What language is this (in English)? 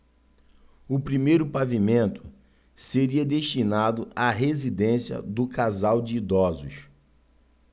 Portuguese